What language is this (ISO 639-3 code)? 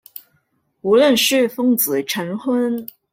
zho